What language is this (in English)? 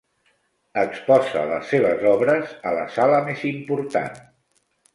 Catalan